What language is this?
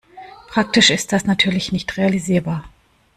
German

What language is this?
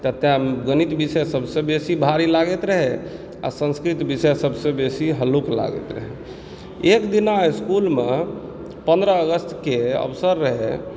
Maithili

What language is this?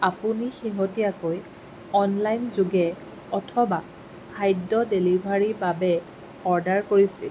Assamese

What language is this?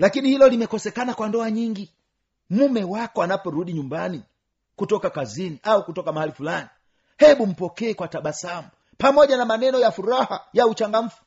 Swahili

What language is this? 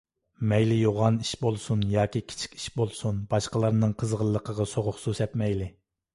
Uyghur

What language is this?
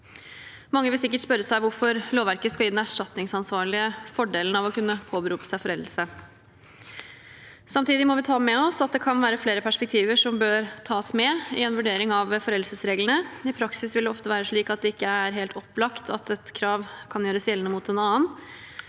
Norwegian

